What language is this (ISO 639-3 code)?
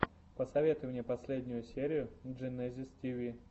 rus